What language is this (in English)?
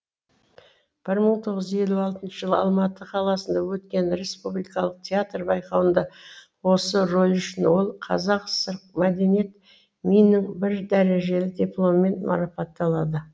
Kazakh